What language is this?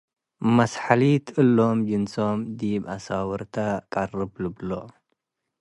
Tigre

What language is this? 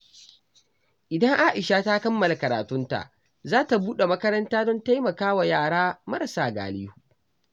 Hausa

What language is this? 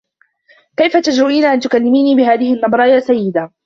Arabic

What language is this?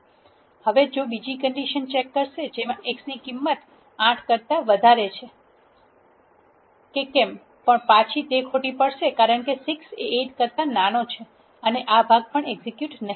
Gujarati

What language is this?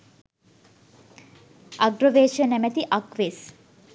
Sinhala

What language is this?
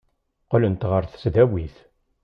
Kabyle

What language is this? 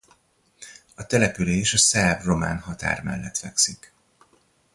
Hungarian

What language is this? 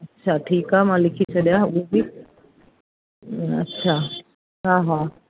Sindhi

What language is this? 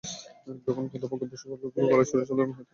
Bangla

